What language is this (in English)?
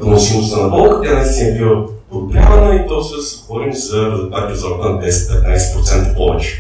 Bulgarian